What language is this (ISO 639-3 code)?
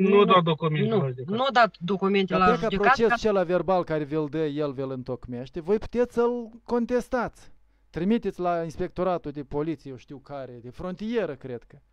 ron